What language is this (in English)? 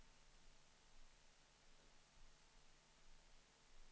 Swedish